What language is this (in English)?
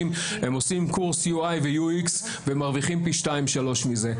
Hebrew